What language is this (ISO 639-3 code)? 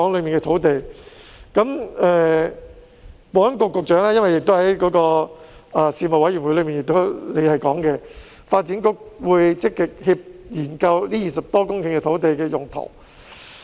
yue